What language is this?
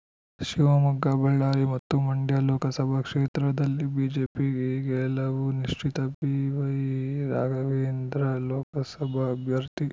Kannada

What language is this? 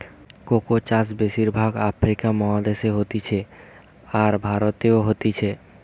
Bangla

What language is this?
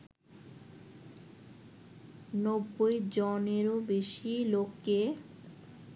Bangla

